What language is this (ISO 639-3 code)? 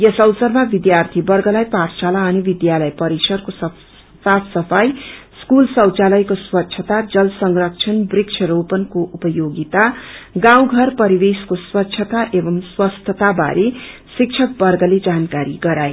nep